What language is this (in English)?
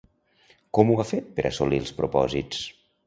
Catalan